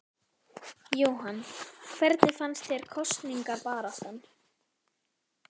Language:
Icelandic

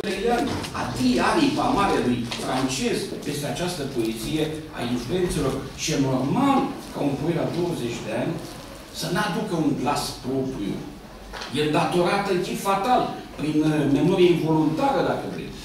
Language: Romanian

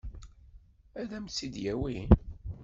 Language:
Kabyle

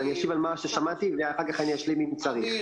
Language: Hebrew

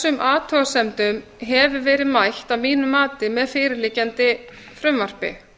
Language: Icelandic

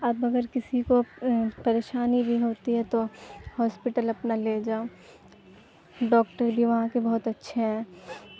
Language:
Urdu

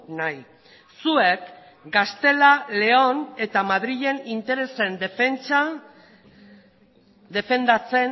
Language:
Basque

